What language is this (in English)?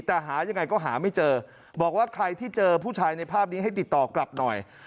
Thai